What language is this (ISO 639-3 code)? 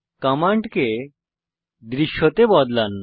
ben